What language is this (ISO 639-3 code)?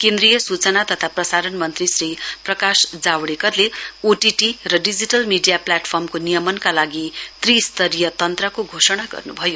nep